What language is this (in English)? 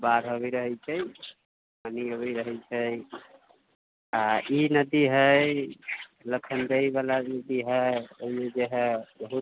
Maithili